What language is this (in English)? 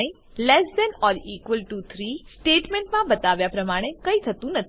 Gujarati